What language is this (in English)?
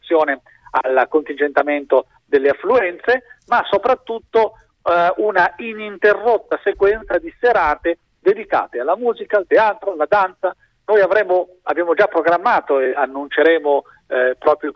Italian